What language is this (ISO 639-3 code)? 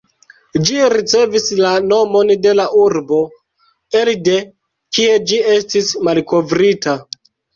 epo